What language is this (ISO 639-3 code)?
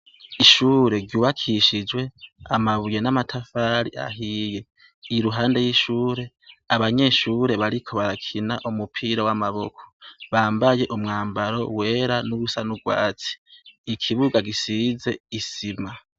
run